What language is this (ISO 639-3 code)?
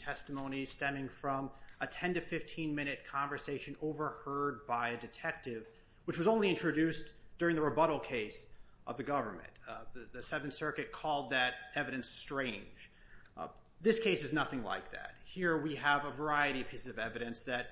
eng